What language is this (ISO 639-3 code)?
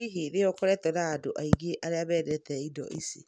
kik